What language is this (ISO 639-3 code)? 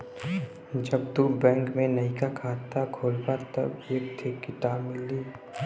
bho